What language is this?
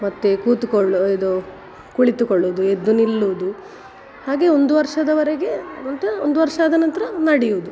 Kannada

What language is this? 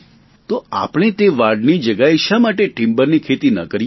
Gujarati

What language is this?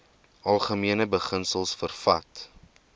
Afrikaans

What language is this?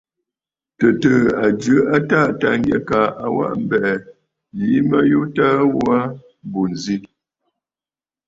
Bafut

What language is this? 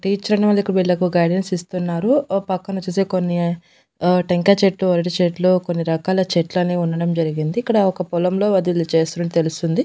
Telugu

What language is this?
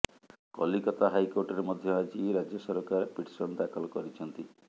Odia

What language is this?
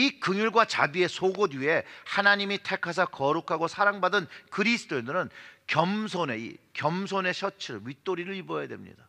Korean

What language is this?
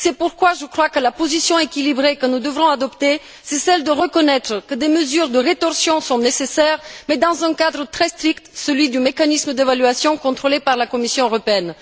French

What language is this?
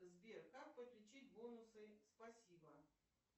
Russian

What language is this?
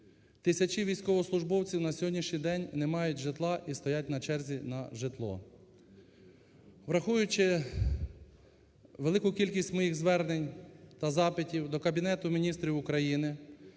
Ukrainian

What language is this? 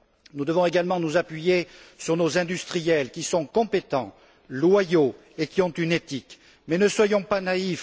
French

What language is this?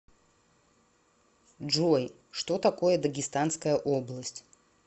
Russian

